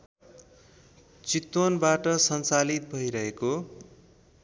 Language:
Nepali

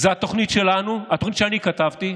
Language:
Hebrew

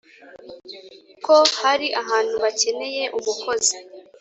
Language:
Kinyarwanda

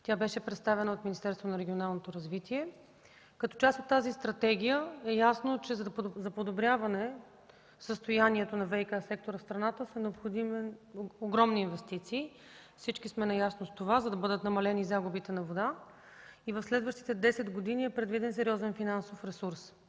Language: Bulgarian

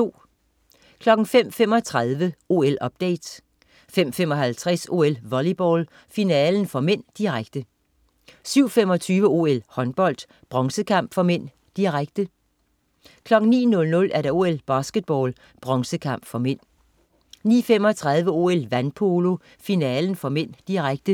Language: Danish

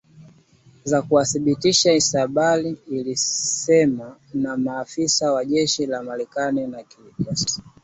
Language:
Swahili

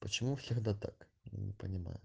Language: Russian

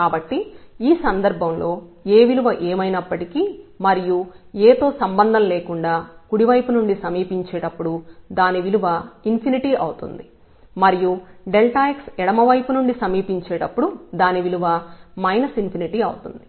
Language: Telugu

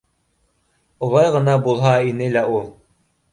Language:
Bashkir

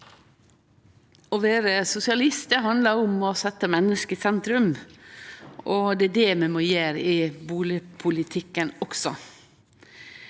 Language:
Norwegian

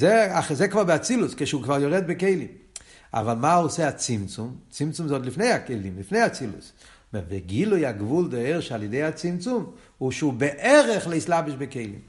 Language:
Hebrew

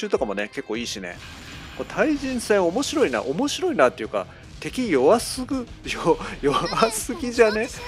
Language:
Japanese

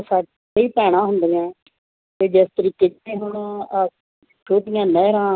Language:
Punjabi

